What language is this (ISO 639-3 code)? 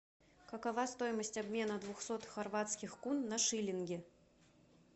rus